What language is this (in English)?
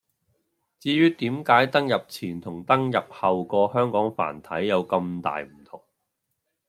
Cantonese